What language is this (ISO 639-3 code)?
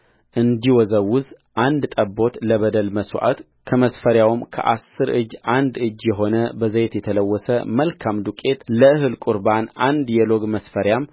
amh